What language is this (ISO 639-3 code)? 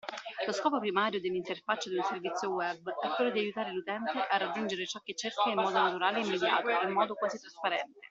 ita